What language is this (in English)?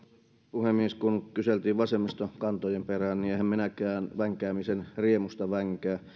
Finnish